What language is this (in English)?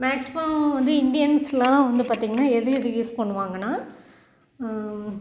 Tamil